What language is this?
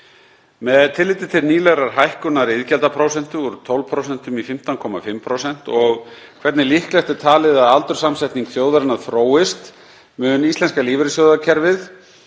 Icelandic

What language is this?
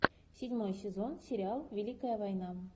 Russian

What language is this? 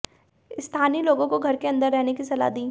Hindi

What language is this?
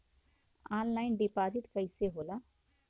Bhojpuri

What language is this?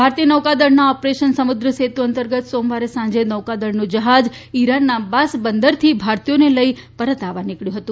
Gujarati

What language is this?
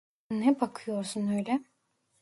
Turkish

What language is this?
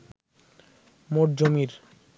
Bangla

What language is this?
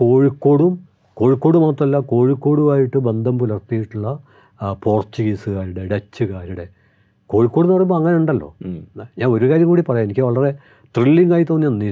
Malayalam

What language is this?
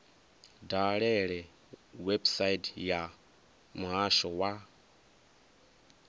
Venda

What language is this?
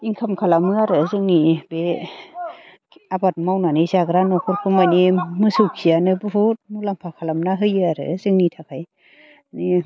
Bodo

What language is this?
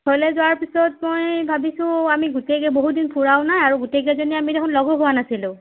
Assamese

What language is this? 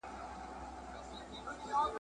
Pashto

